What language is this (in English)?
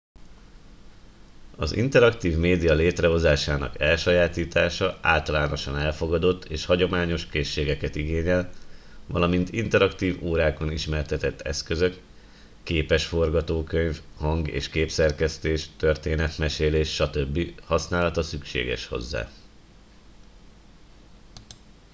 Hungarian